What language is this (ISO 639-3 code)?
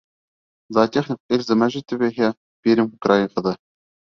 bak